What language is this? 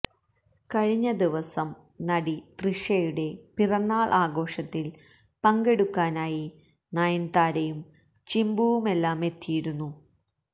Malayalam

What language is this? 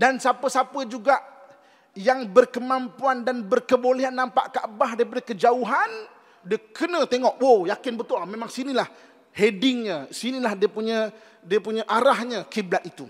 Malay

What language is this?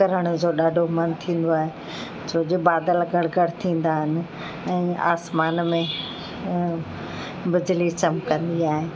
Sindhi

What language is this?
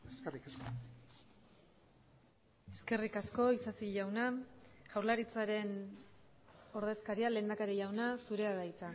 Basque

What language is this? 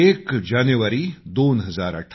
Marathi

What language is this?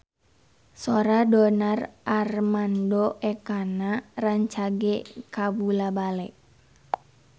Sundanese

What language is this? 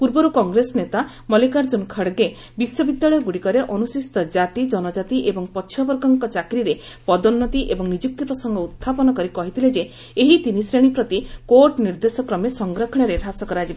Odia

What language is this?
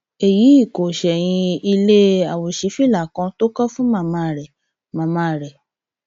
Yoruba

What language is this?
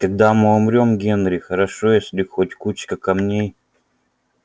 Russian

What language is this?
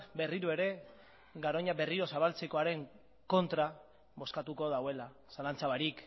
Basque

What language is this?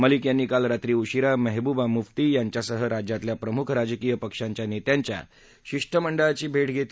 Marathi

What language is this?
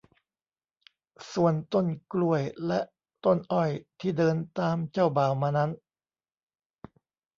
Thai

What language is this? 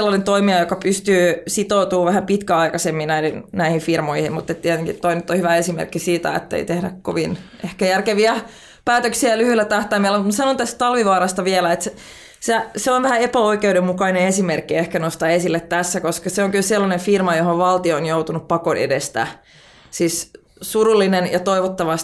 Finnish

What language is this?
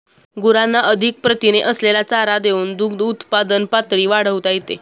Marathi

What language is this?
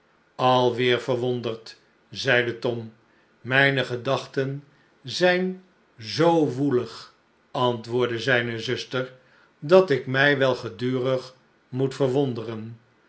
Dutch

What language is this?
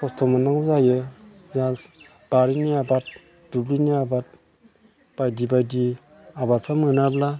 Bodo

